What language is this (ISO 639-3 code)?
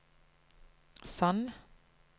nor